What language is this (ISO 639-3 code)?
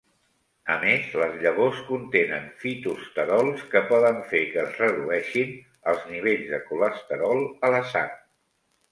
cat